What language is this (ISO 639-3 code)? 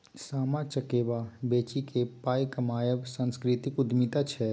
mai